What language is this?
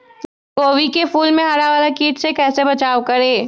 Magahi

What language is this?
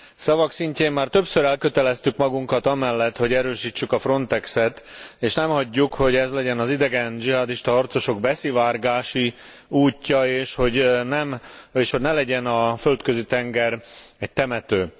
Hungarian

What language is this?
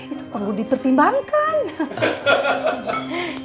Indonesian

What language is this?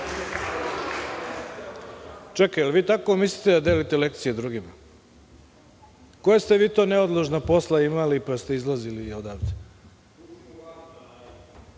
Serbian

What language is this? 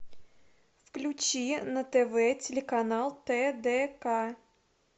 Russian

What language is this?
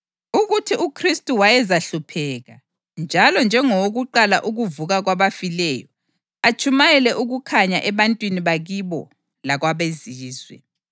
North Ndebele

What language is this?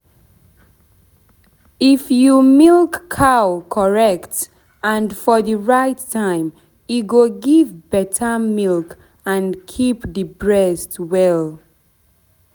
Nigerian Pidgin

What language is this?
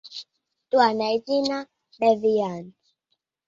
Latvian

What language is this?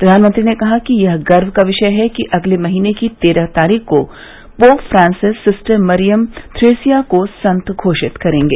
Hindi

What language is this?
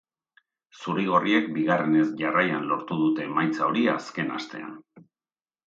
Basque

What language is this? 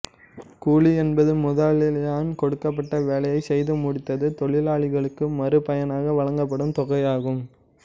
Tamil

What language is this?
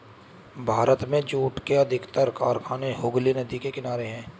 Hindi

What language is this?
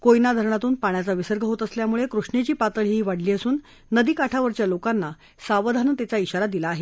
Marathi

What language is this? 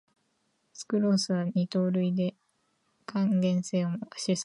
Japanese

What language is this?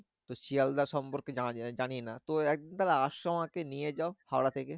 Bangla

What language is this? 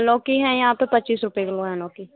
Hindi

